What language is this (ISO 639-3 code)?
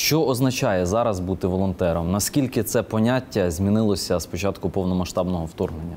ukr